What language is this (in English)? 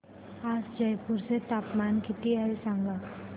Marathi